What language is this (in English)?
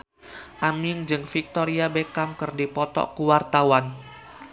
Sundanese